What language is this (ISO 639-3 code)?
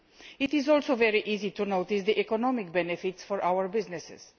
eng